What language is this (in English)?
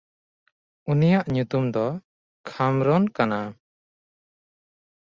Santali